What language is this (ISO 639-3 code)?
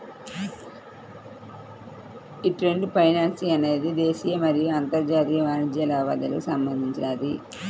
tel